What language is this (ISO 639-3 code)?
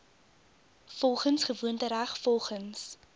afr